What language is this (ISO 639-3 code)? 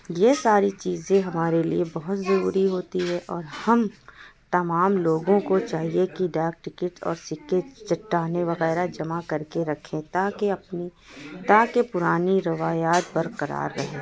urd